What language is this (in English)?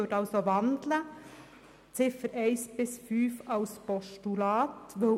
Swiss German